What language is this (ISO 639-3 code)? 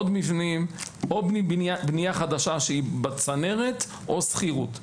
heb